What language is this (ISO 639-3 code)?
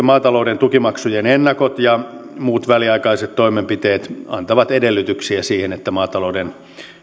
fin